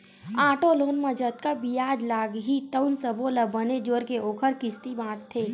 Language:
Chhattisgarhi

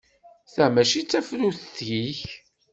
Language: Kabyle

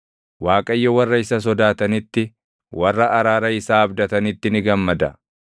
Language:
Oromo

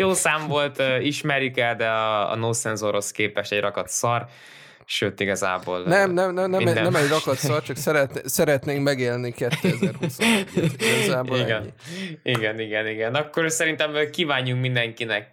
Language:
Hungarian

